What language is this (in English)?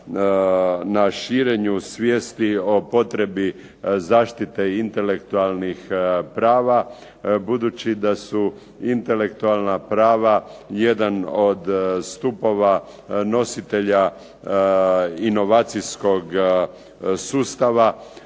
Croatian